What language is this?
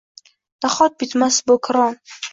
Uzbek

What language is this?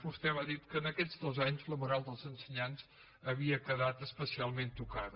Catalan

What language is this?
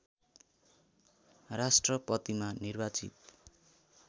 Nepali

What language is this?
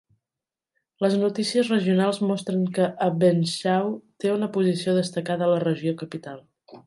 Catalan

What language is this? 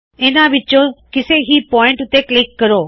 Punjabi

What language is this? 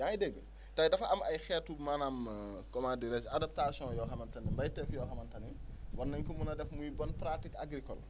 Wolof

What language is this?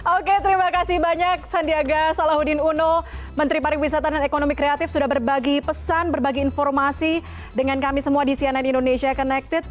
Indonesian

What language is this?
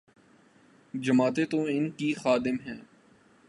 Urdu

